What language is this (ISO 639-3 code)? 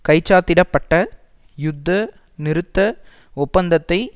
tam